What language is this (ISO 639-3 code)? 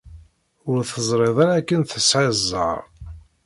kab